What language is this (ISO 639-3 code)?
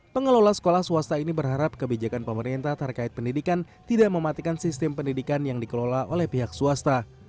ind